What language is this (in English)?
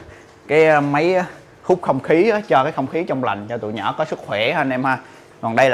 Vietnamese